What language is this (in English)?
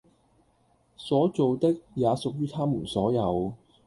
Cantonese